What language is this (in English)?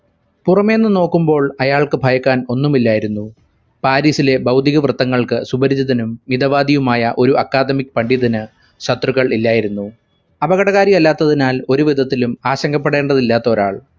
Malayalam